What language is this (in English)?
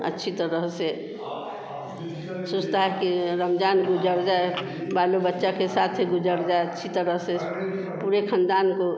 Hindi